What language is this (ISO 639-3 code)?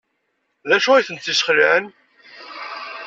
kab